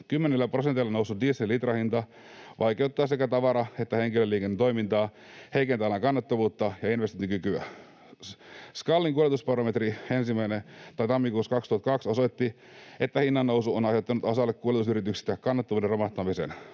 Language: Finnish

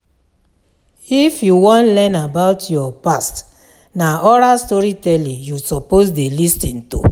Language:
Nigerian Pidgin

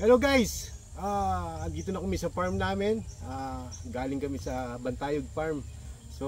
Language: Filipino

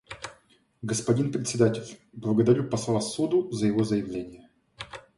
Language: Russian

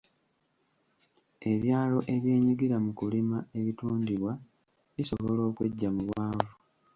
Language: Ganda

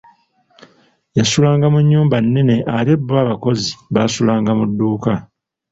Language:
Ganda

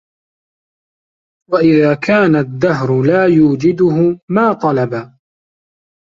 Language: Arabic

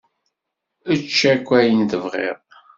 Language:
Kabyle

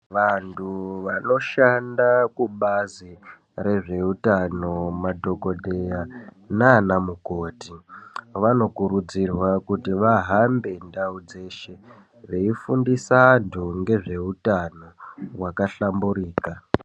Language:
Ndau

